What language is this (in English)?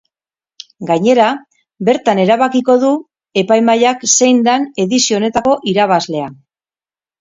Basque